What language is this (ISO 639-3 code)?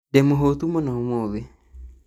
kik